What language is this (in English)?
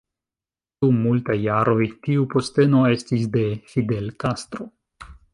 Esperanto